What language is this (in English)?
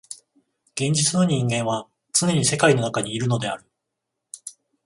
Japanese